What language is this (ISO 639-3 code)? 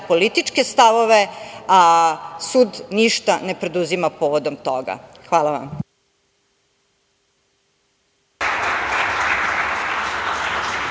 srp